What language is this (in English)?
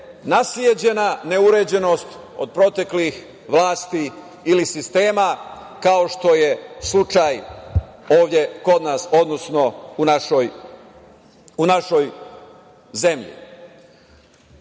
Serbian